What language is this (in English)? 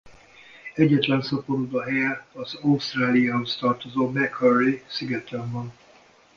Hungarian